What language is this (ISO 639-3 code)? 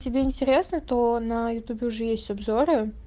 rus